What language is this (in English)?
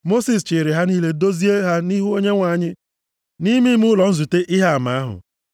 Igbo